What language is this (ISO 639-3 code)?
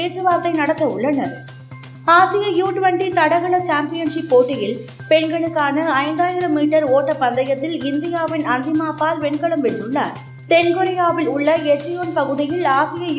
tam